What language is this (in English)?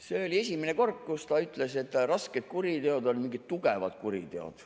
Estonian